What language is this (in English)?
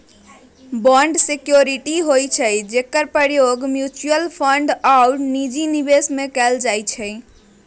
Magahi